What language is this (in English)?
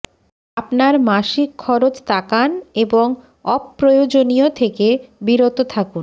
Bangla